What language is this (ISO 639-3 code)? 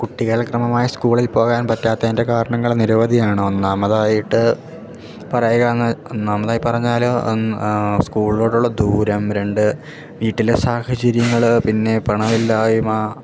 mal